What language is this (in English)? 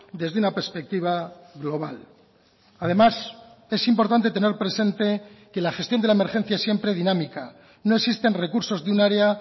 Spanish